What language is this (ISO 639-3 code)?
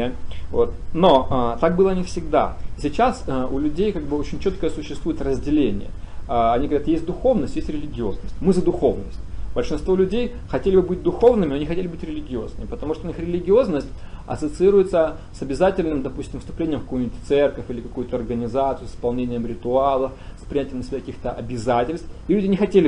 rus